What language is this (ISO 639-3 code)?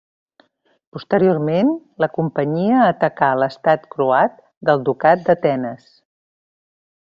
cat